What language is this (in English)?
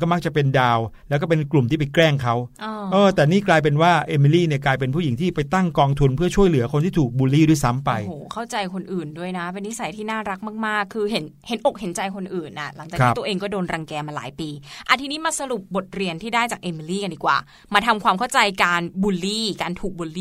Thai